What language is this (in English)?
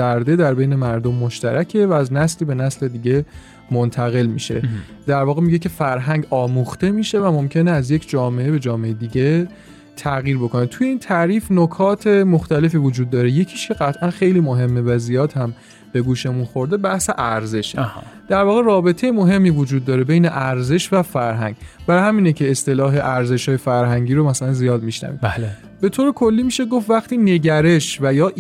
Persian